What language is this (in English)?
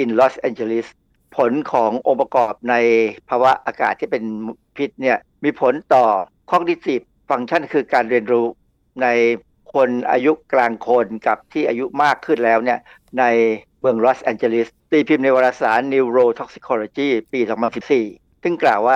Thai